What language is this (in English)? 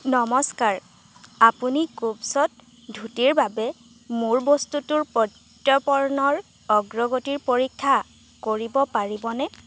Assamese